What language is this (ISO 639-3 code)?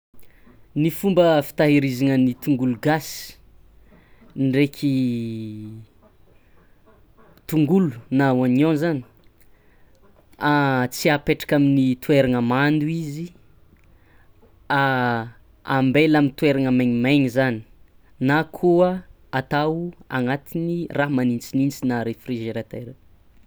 xmw